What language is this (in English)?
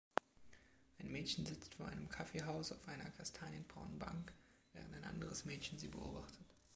German